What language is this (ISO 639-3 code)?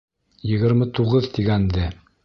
bak